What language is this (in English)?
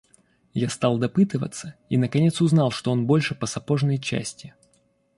Russian